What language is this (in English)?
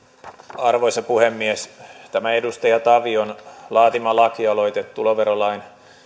Finnish